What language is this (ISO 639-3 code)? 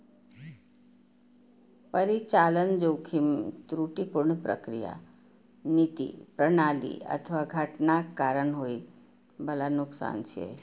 mai